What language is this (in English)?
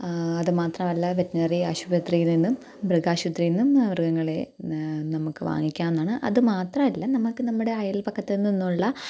Malayalam